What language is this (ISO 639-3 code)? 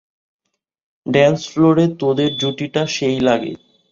ben